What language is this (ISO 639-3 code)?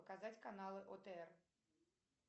rus